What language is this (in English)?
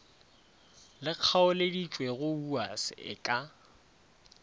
Northern Sotho